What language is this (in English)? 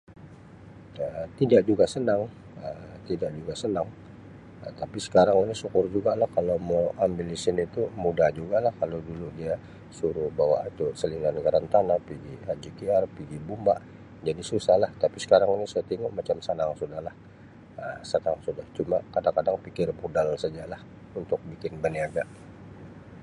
Sabah Malay